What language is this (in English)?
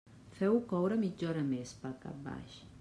Catalan